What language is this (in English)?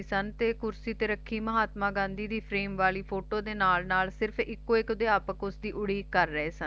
Punjabi